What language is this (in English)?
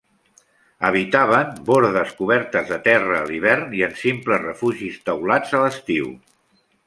Catalan